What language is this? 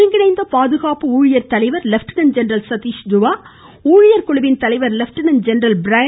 Tamil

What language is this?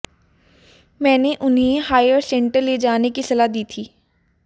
Hindi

